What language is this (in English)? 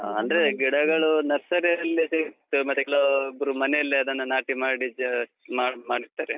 Kannada